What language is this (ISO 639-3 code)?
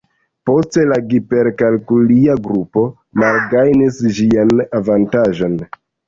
epo